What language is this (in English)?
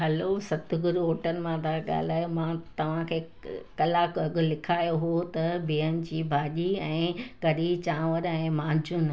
Sindhi